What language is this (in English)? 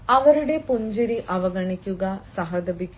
Malayalam